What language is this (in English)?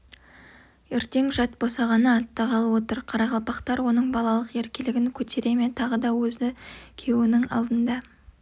Kazakh